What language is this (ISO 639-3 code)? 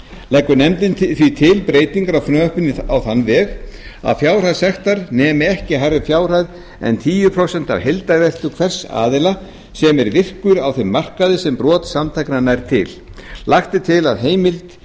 isl